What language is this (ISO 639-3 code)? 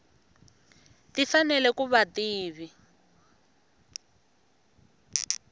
tso